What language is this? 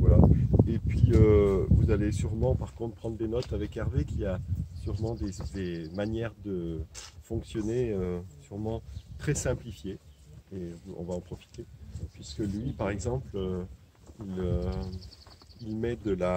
French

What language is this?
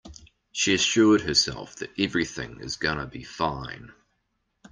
English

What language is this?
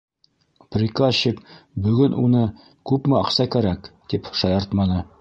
Bashkir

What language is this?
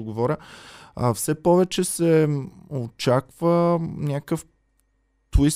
Bulgarian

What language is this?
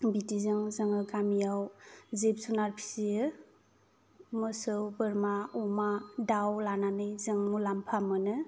Bodo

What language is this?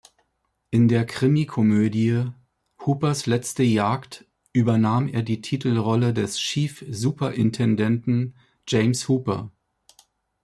German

